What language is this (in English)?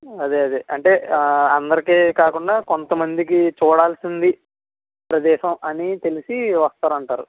Telugu